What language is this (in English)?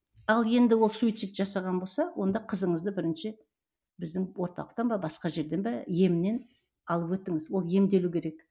Kazakh